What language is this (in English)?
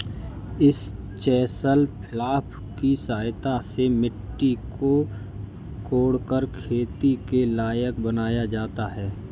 Hindi